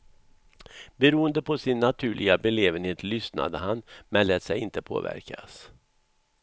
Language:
Swedish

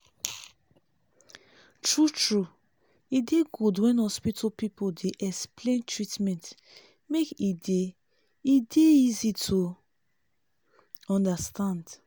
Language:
Nigerian Pidgin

